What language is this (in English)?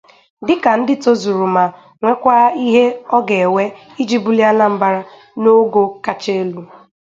Igbo